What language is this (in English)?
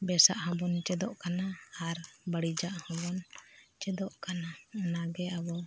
Santali